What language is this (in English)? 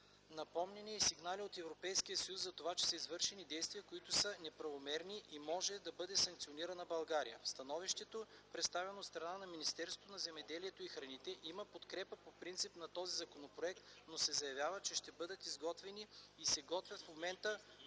Bulgarian